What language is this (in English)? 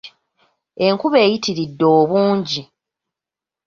Ganda